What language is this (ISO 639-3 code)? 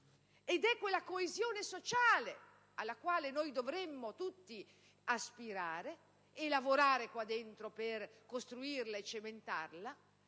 ita